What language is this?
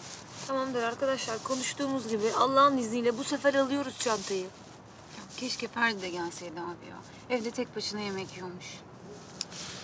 Turkish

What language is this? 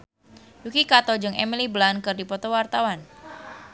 Sundanese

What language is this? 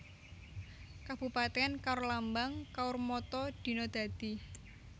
Javanese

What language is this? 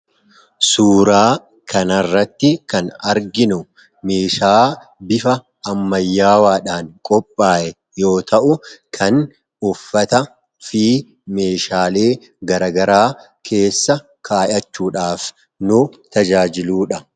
Oromo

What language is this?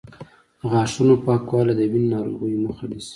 Pashto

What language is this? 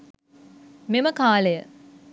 Sinhala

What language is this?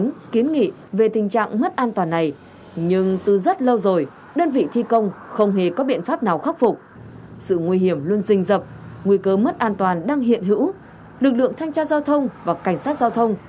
Vietnamese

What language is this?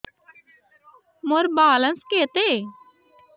Odia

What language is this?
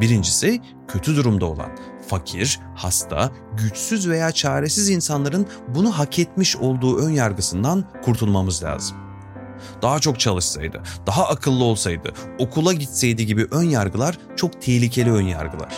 Turkish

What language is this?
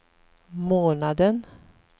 Swedish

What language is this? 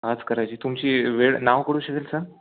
Marathi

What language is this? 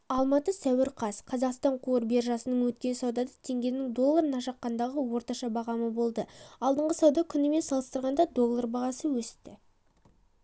Kazakh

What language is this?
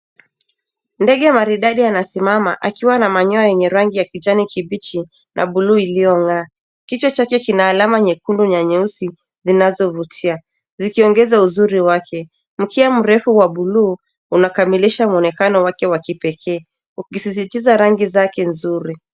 Swahili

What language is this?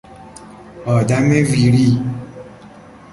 Persian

